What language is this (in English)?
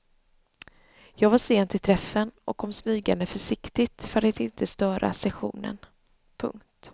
Swedish